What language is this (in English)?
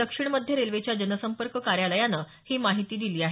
Marathi